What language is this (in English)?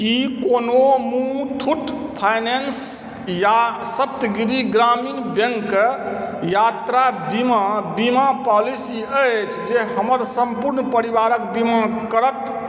Maithili